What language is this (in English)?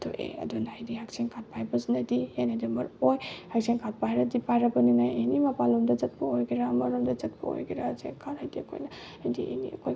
Manipuri